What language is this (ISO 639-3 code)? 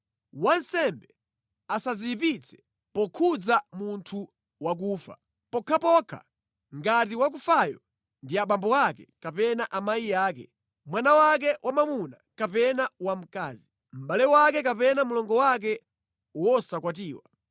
nya